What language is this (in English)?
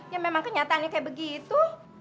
Indonesian